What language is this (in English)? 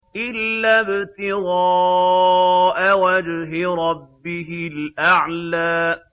Arabic